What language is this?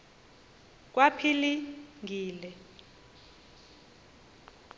Xhosa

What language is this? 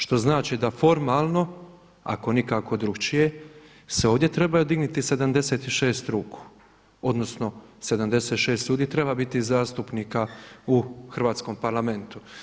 Croatian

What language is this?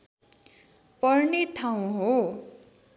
Nepali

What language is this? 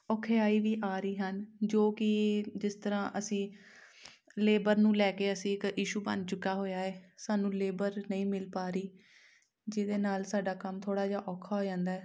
Punjabi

